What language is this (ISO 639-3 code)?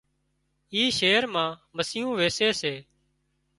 kxp